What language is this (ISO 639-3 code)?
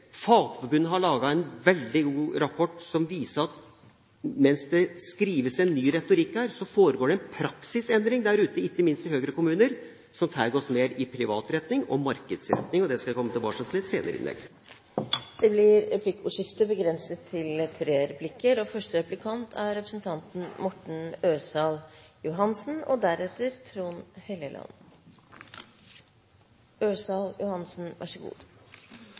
nob